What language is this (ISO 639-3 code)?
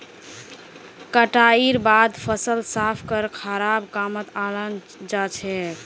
mag